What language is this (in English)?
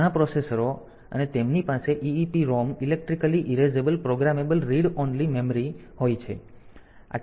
Gujarati